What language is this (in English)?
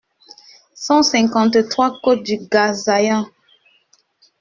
French